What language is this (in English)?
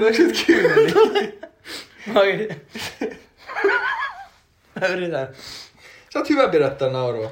Finnish